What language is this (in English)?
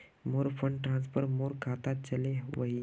Magahi